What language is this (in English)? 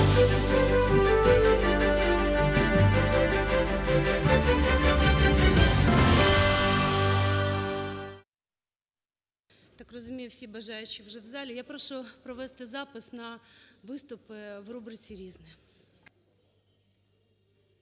Ukrainian